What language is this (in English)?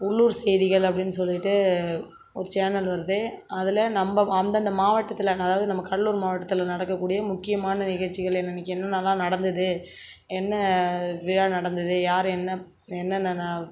Tamil